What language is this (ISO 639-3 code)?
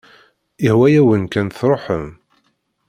kab